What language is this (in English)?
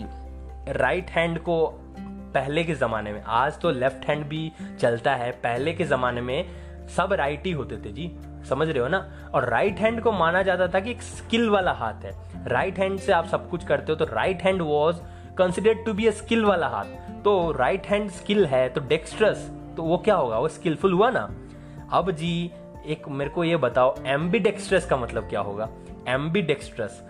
Hindi